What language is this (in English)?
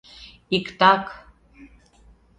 Mari